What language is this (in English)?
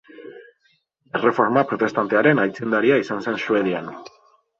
Basque